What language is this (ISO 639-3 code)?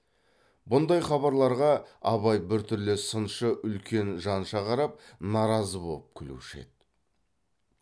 kaz